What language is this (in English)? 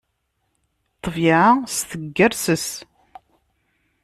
Kabyle